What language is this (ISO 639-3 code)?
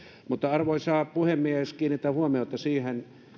fin